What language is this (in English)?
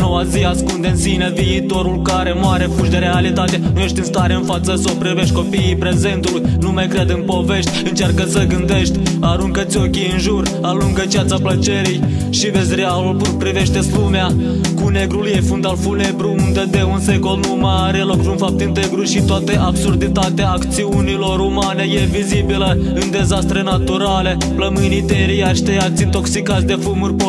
Romanian